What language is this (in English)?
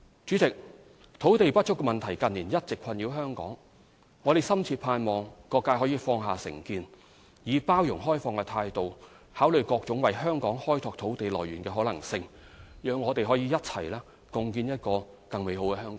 Cantonese